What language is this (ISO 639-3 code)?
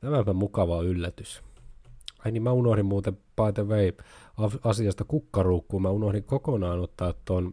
fin